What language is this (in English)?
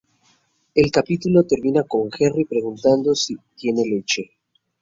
Spanish